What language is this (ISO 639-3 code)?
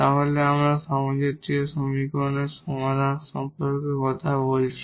ben